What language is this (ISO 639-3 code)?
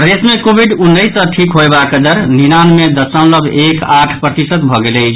mai